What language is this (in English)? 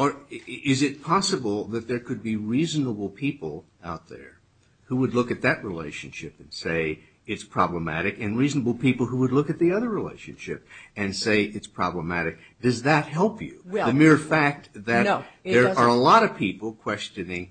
English